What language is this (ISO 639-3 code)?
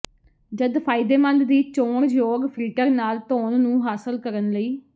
pan